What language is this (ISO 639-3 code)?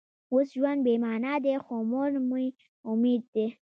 pus